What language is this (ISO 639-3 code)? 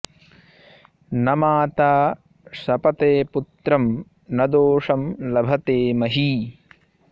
san